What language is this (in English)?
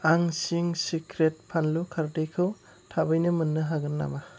Bodo